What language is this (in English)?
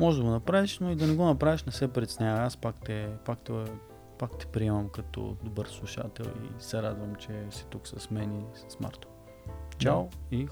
Bulgarian